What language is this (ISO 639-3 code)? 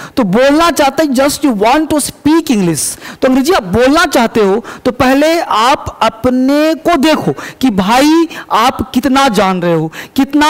hin